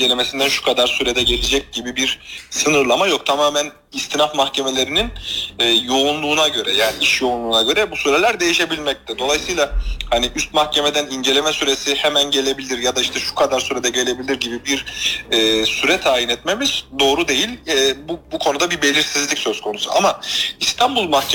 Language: Turkish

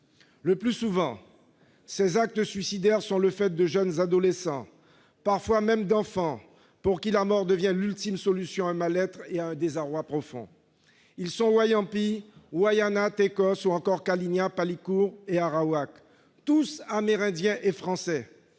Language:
French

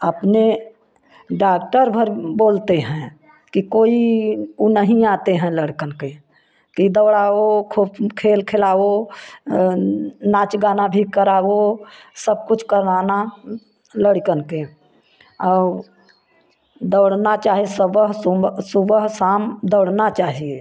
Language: Hindi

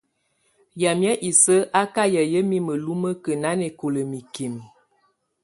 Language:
Tunen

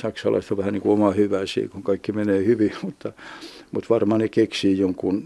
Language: Finnish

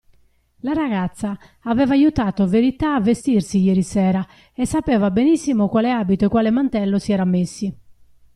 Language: Italian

